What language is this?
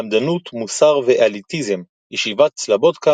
Hebrew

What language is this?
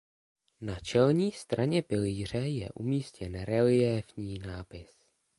Czech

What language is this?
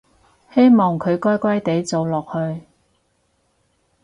Cantonese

